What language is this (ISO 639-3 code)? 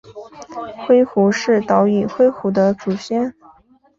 zho